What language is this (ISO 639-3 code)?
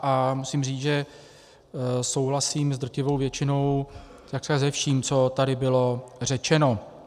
ces